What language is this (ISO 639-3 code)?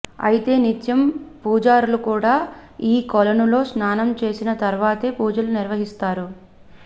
tel